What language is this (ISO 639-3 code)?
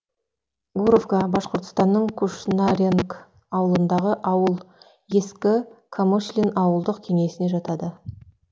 kaz